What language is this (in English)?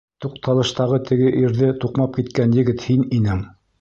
Bashkir